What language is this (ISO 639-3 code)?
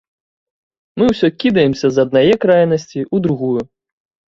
bel